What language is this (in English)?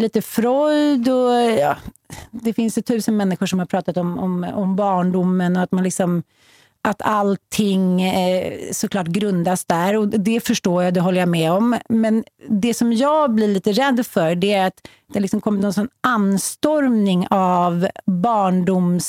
Swedish